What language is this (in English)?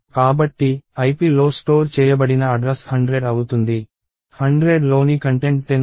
Telugu